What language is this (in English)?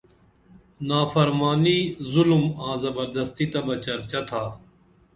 Dameli